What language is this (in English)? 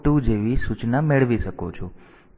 Gujarati